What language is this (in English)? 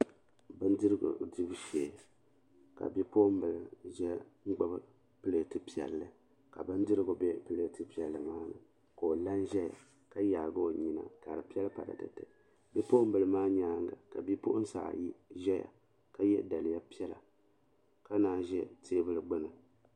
Dagbani